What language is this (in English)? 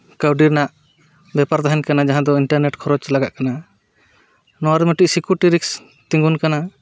Santali